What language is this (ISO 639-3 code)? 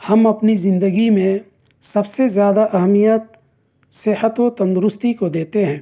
urd